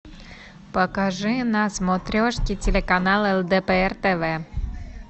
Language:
Russian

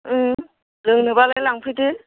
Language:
Bodo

